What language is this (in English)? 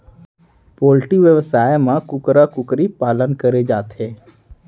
Chhattisgarhi